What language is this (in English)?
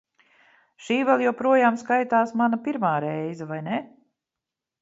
Latvian